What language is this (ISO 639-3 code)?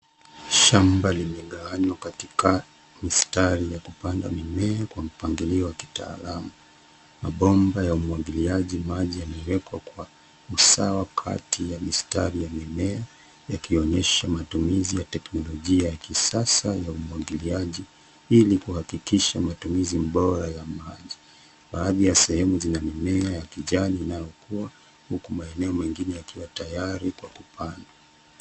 swa